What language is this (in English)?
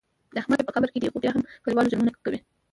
Pashto